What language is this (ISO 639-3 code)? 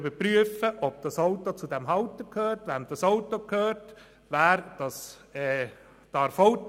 gsw